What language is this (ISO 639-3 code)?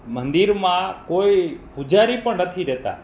guj